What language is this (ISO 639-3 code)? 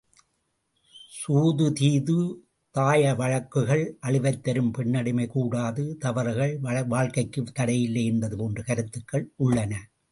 tam